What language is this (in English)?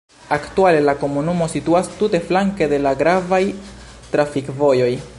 Esperanto